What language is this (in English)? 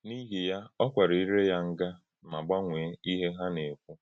Igbo